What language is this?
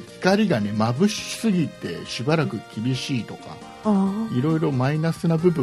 Japanese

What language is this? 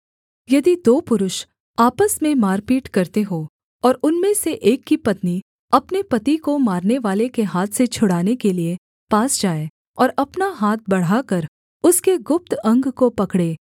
Hindi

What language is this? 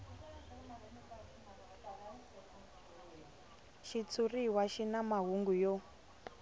Tsonga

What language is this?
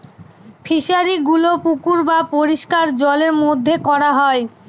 Bangla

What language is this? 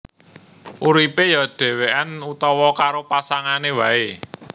Javanese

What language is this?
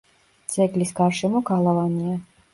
Georgian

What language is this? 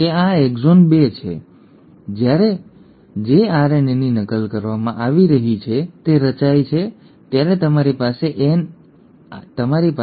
Gujarati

